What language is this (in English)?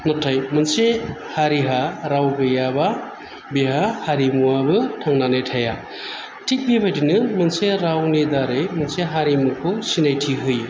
Bodo